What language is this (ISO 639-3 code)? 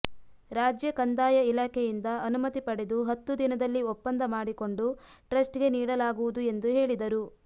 kan